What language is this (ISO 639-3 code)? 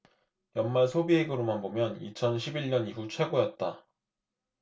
kor